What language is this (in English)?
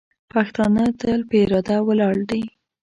Pashto